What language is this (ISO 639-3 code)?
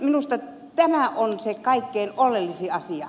fin